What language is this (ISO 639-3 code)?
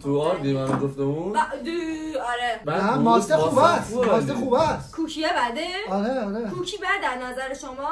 fas